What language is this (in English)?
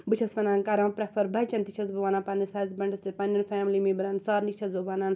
Kashmiri